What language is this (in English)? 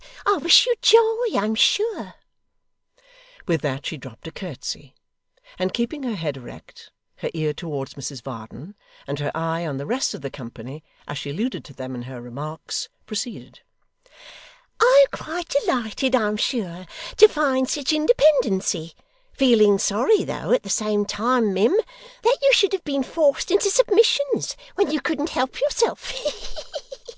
English